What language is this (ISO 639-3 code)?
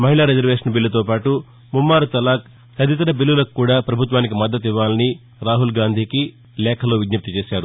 tel